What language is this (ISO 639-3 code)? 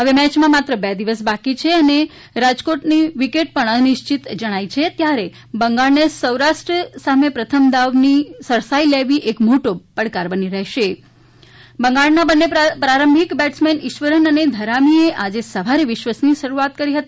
guj